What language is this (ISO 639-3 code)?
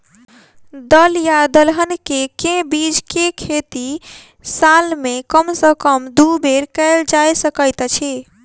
mai